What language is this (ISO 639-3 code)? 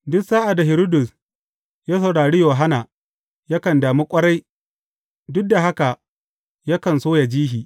hau